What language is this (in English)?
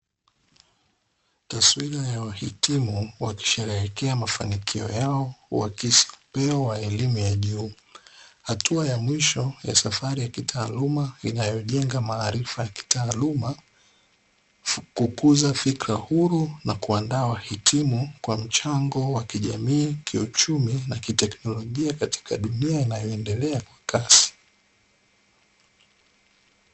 Swahili